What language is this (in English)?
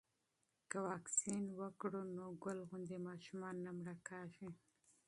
Pashto